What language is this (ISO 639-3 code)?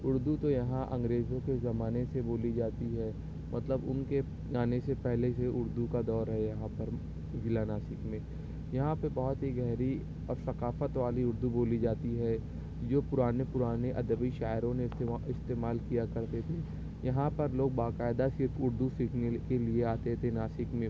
urd